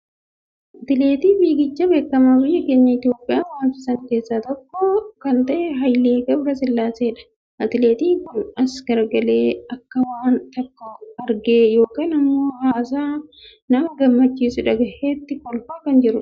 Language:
Oromo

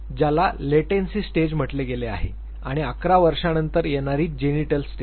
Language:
Marathi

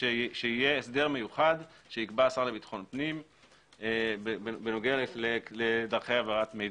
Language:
Hebrew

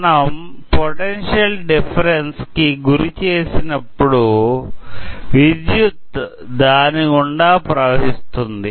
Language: Telugu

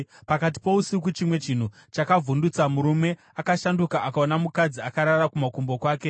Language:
Shona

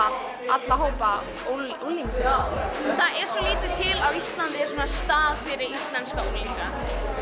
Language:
Icelandic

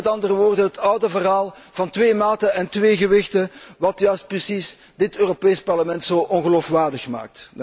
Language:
Dutch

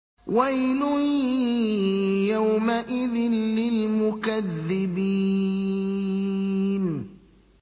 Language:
Arabic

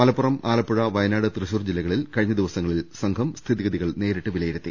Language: Malayalam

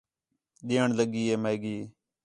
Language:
Khetrani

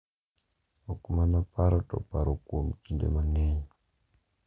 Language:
Luo (Kenya and Tanzania)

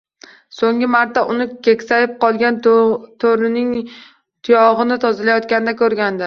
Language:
Uzbek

